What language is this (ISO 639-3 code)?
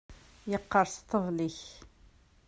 kab